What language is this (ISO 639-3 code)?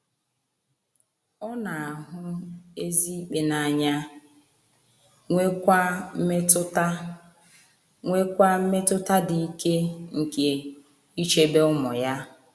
ibo